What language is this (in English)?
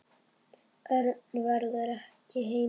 Icelandic